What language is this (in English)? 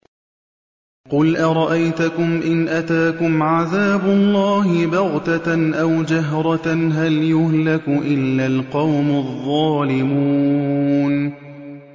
Arabic